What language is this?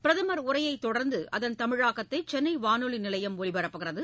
Tamil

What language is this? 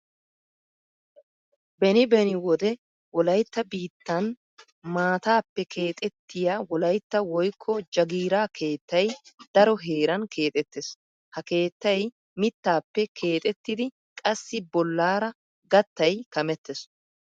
Wolaytta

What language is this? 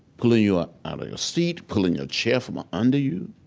English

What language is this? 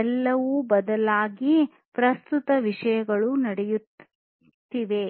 Kannada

